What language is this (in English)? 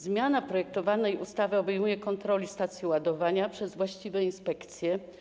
Polish